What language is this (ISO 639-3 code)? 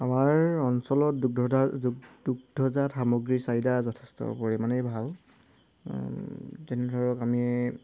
asm